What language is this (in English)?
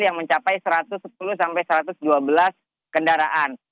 Indonesian